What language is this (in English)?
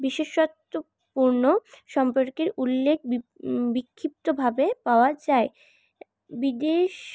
Bangla